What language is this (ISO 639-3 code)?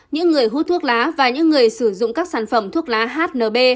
vie